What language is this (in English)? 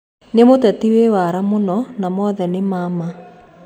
Kikuyu